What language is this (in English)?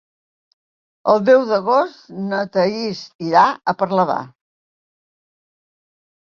Catalan